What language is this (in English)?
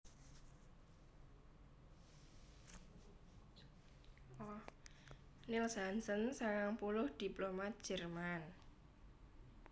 Javanese